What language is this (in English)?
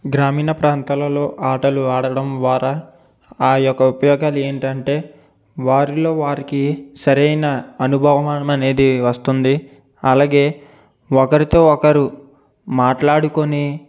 Telugu